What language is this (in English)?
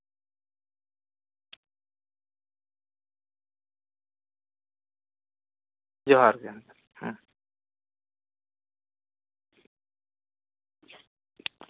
Santali